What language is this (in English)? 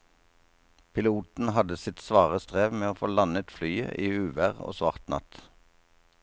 Norwegian